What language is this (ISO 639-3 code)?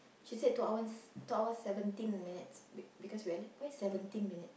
eng